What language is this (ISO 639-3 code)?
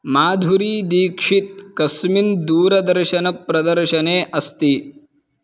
san